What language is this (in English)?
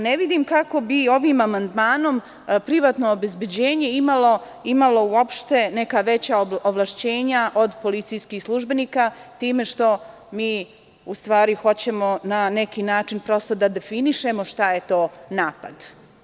Serbian